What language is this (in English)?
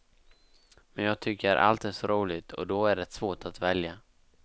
Swedish